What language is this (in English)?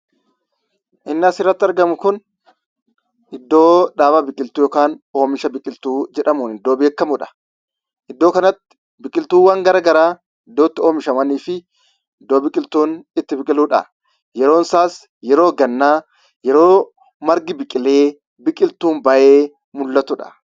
Oromo